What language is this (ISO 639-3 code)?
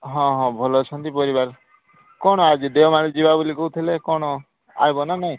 ori